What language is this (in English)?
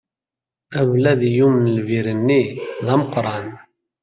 Kabyle